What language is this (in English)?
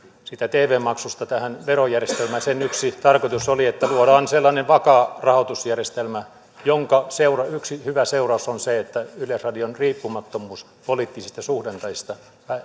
Finnish